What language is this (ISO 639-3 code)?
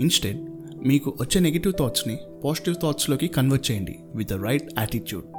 tel